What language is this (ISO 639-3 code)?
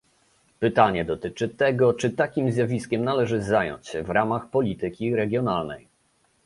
pol